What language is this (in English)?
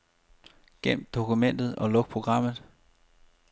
Danish